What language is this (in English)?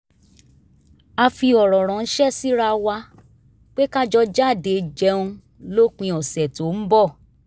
Yoruba